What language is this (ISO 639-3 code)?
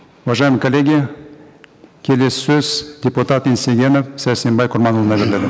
kaz